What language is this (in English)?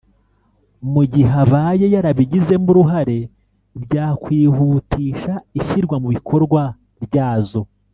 Kinyarwanda